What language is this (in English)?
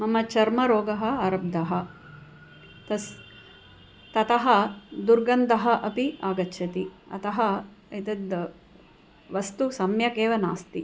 Sanskrit